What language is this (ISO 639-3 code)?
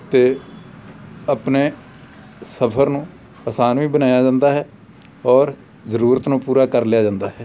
pan